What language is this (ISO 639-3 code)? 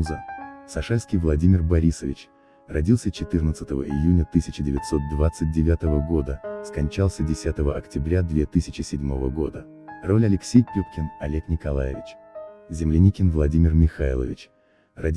rus